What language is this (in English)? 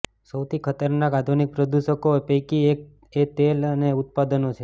Gujarati